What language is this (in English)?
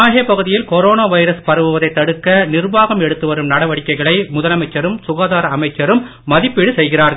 Tamil